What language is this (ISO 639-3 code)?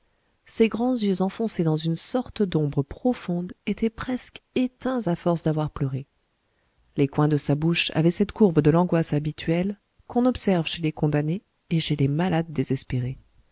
fra